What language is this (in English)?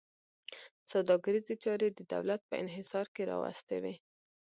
Pashto